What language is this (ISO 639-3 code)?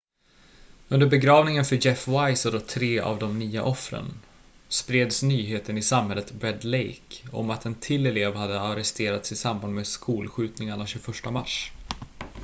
swe